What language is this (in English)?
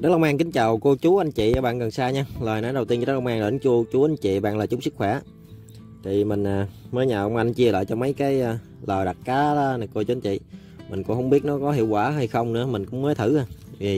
Vietnamese